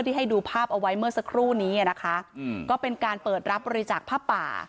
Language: Thai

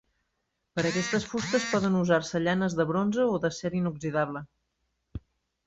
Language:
Catalan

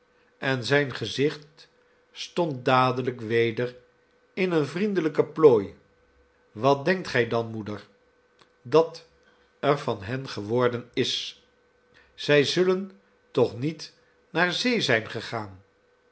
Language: Dutch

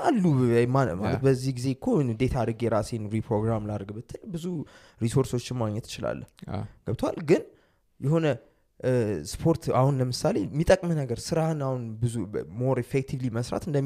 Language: Amharic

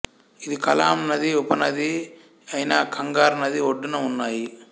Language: Telugu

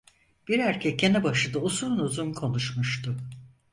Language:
Turkish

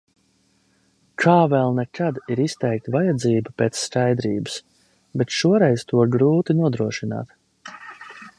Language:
Latvian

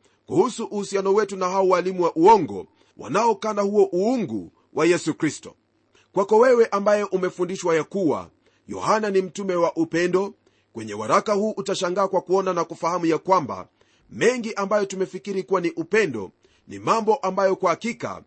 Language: Swahili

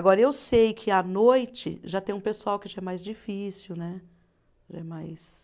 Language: Portuguese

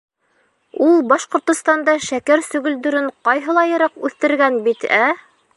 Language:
Bashkir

